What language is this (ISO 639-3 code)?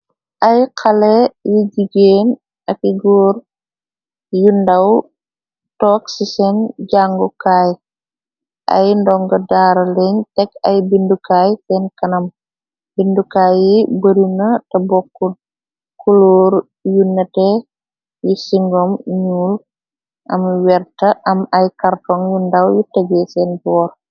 wol